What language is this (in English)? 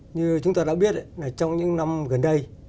Vietnamese